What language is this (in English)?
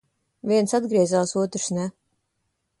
Latvian